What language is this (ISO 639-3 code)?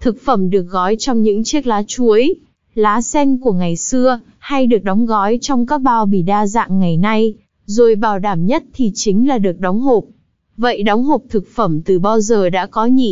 vie